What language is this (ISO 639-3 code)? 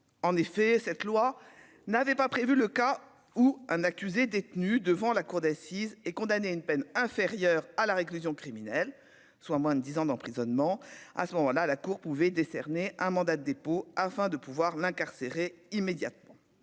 fra